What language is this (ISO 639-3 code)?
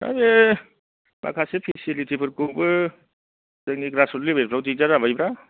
brx